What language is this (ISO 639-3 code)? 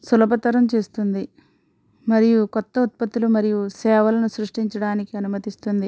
tel